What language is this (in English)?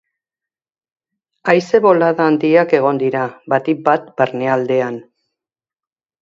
Basque